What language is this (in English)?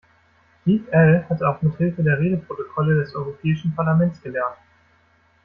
German